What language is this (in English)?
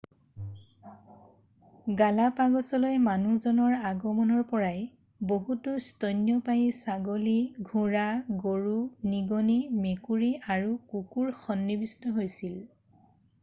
Assamese